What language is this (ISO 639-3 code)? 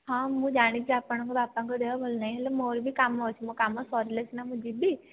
ori